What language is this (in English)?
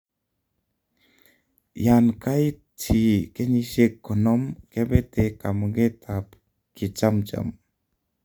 Kalenjin